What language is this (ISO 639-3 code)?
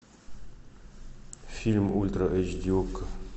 rus